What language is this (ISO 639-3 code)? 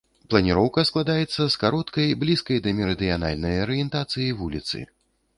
bel